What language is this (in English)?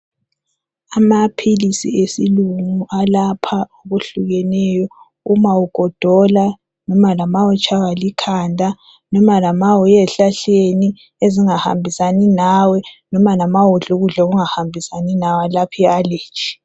North Ndebele